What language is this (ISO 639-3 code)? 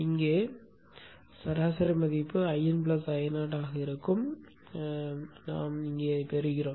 tam